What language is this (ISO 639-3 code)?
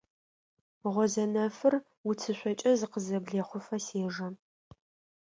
ady